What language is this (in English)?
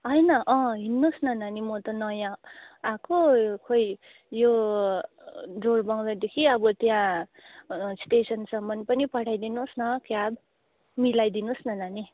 Nepali